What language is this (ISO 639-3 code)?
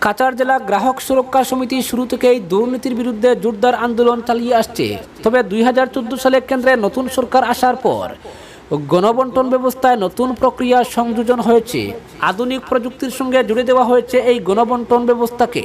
ron